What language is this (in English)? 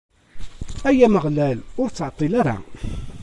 Kabyle